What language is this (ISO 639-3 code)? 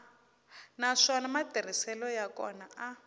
tso